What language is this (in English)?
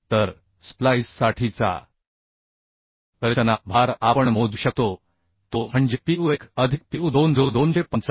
Marathi